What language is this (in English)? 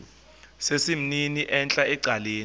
Xhosa